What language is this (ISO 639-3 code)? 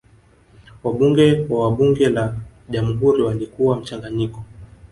swa